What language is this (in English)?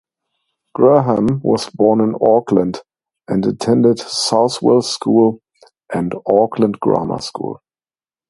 English